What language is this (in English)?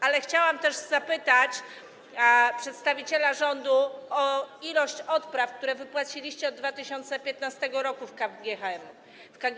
Polish